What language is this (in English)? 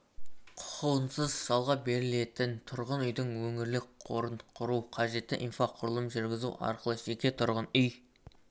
Kazakh